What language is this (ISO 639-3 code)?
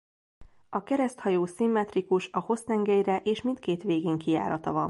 hun